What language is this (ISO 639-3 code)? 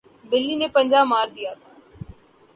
urd